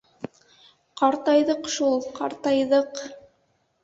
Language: Bashkir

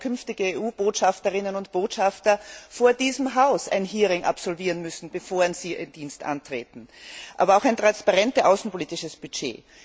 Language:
German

